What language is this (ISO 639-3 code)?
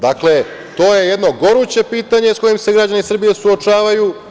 srp